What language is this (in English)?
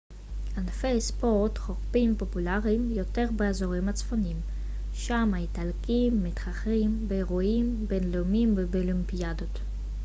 Hebrew